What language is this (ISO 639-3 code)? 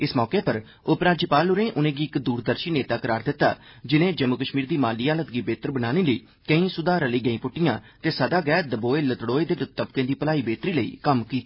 doi